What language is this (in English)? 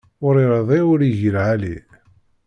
Kabyle